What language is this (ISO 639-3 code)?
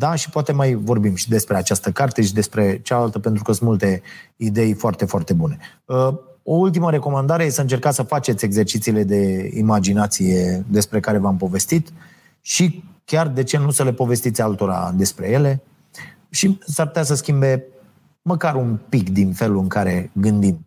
ron